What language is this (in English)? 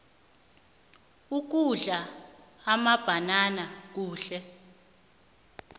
South Ndebele